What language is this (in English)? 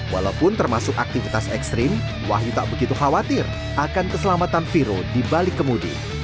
Indonesian